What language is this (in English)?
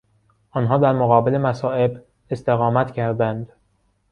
Persian